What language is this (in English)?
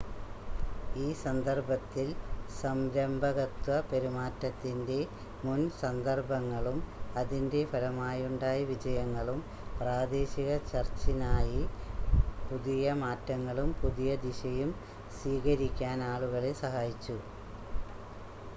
Malayalam